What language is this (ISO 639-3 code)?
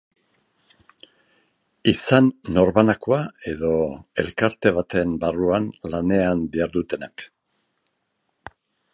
eus